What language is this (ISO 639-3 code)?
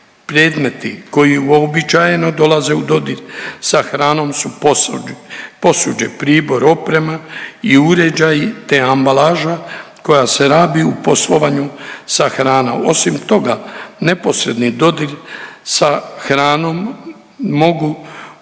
hrv